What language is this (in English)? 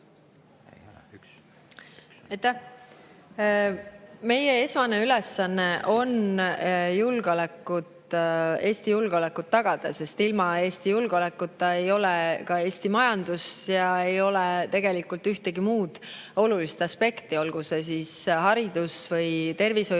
Estonian